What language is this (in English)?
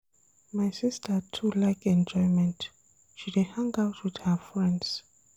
Nigerian Pidgin